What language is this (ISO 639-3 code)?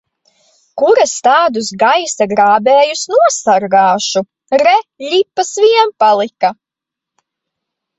lav